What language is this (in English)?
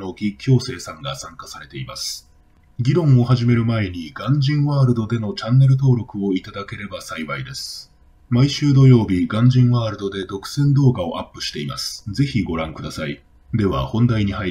Japanese